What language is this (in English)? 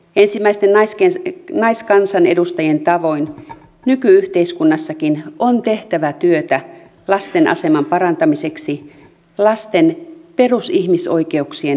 Finnish